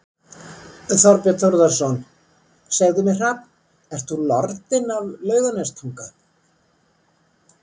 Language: Icelandic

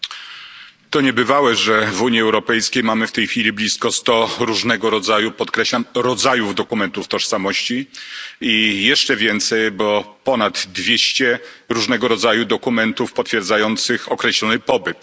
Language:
Polish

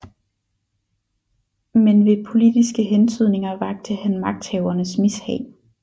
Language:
Danish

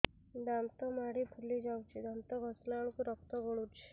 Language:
Odia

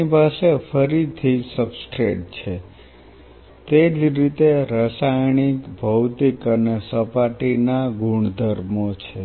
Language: Gujarati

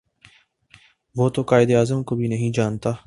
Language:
Urdu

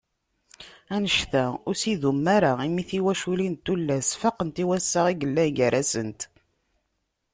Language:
Kabyle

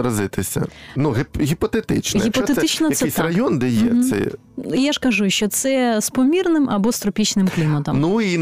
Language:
Ukrainian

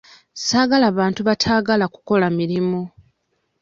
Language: Ganda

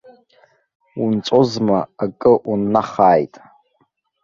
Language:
Abkhazian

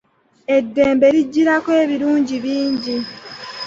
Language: Ganda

